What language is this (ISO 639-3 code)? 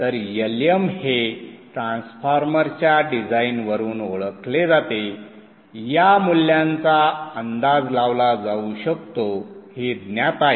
mar